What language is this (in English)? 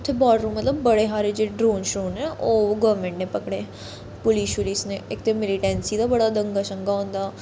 Dogri